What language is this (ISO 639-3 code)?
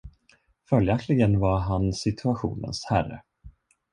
swe